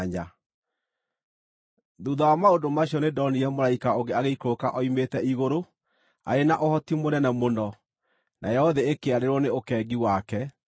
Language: Kikuyu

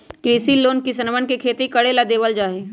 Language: Magahi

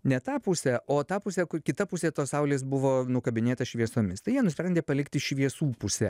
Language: Lithuanian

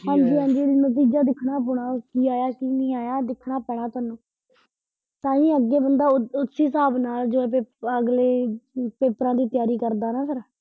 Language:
Punjabi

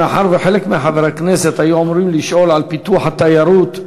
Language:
Hebrew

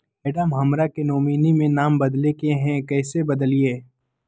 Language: Magahi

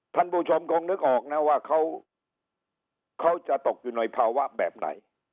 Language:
Thai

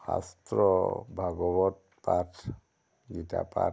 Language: Assamese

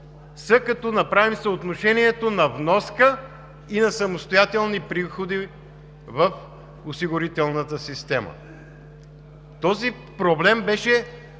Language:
Bulgarian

